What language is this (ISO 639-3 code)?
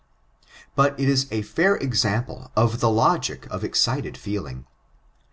eng